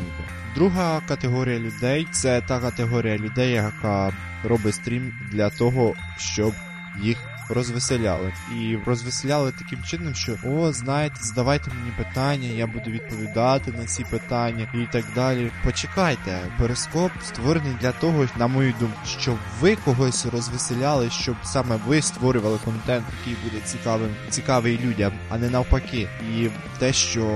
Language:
Ukrainian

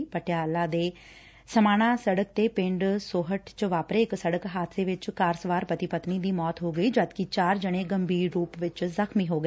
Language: Punjabi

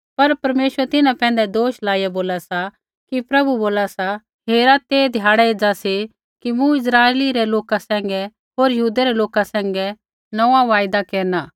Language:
Kullu Pahari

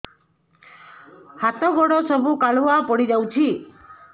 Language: Odia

